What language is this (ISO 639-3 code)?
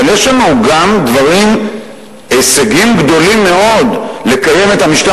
heb